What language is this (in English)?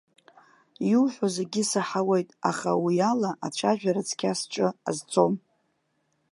Abkhazian